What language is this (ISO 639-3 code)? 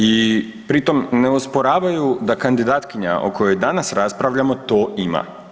hrv